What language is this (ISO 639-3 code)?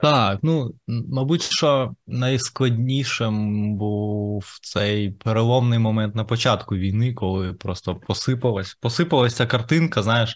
ukr